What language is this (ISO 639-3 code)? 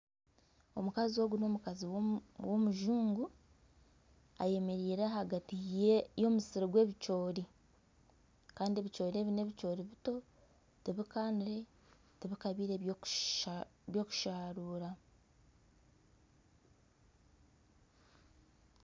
nyn